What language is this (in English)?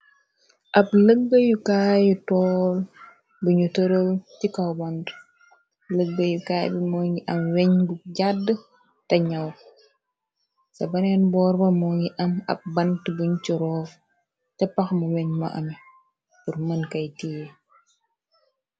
Wolof